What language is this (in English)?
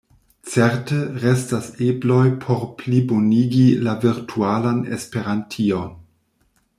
Esperanto